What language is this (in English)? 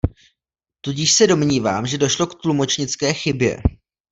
Czech